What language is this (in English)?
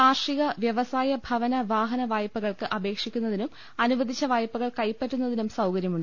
Malayalam